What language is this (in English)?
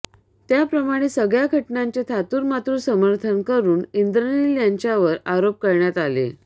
Marathi